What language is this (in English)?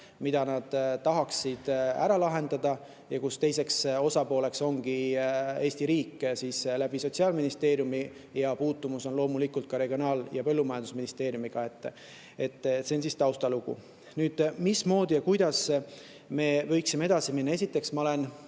Estonian